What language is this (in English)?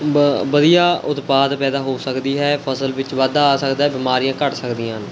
Punjabi